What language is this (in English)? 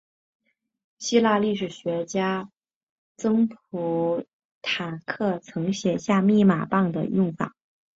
Chinese